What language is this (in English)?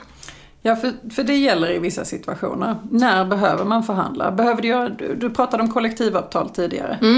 Swedish